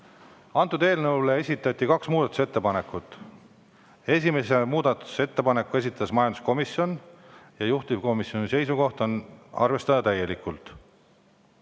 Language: Estonian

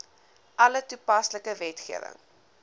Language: Afrikaans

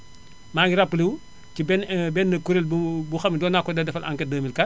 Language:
Wolof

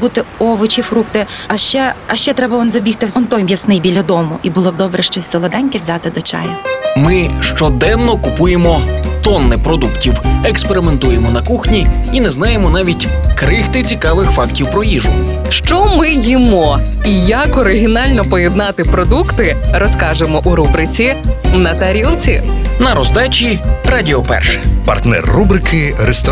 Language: Ukrainian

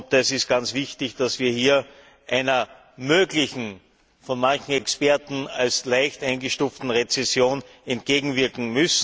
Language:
German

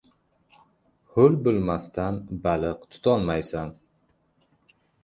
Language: Uzbek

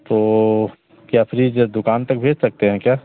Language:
Hindi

